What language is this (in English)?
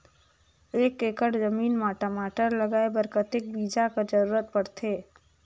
Chhattisgarhi